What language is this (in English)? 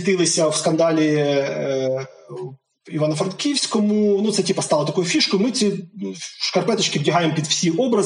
Ukrainian